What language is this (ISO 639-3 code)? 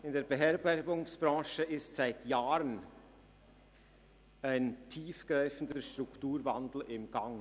gsw